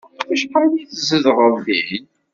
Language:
Kabyle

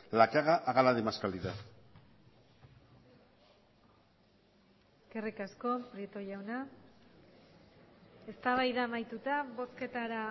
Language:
Basque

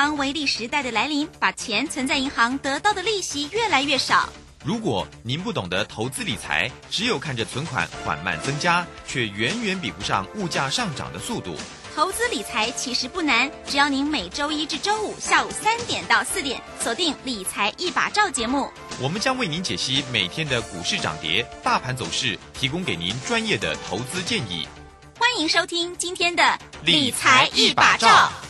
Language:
Chinese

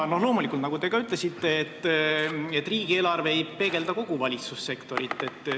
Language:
Estonian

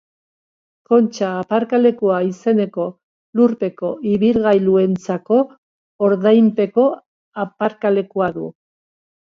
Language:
Basque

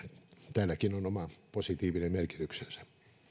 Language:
Finnish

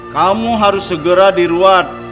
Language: Indonesian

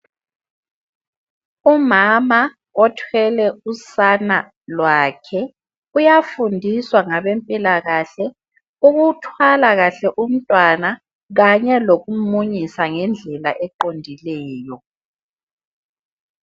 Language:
North Ndebele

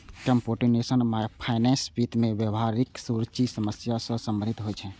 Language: Maithili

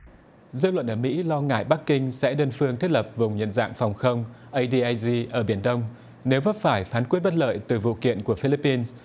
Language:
Vietnamese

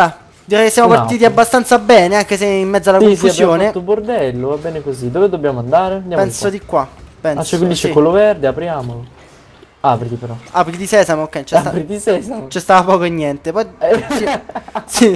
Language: Italian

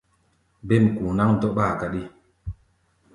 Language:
Gbaya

